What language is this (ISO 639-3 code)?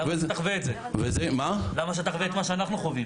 heb